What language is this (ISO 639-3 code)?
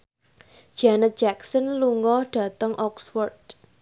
jav